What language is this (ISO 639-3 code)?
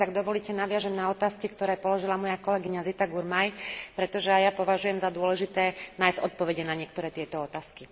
slk